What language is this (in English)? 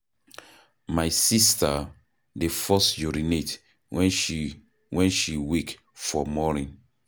Nigerian Pidgin